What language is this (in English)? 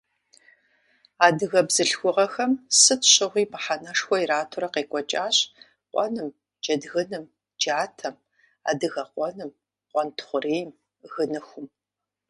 Kabardian